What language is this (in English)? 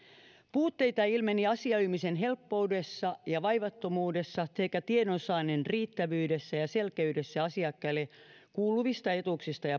Finnish